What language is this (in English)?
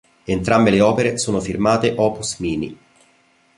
Italian